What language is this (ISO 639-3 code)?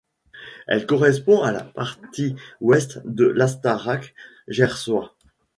fra